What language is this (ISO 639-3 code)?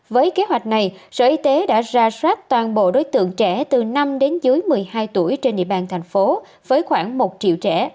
vie